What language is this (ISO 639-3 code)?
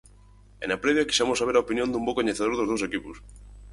glg